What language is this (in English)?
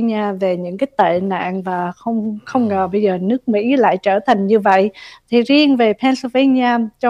Vietnamese